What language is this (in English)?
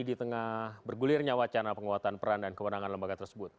Indonesian